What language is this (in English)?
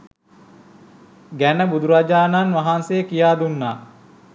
Sinhala